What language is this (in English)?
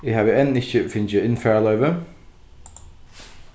Faroese